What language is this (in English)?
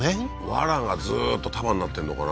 Japanese